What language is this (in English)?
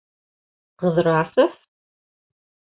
Bashkir